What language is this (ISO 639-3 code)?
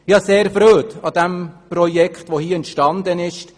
gsw